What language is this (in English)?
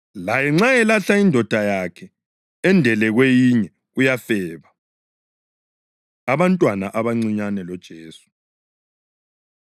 North Ndebele